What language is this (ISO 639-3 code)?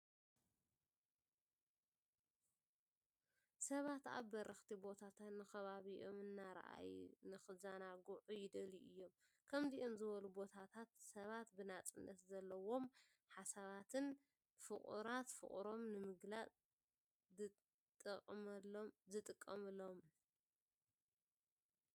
tir